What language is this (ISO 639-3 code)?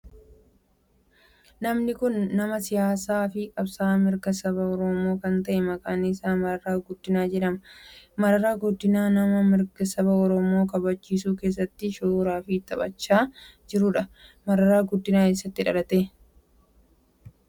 orm